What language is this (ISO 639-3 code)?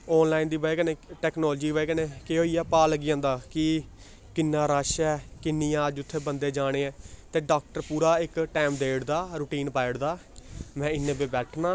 doi